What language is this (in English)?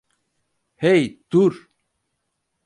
Turkish